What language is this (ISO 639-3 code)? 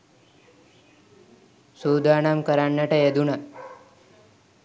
sin